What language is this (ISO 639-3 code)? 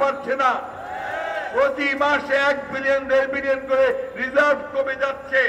ron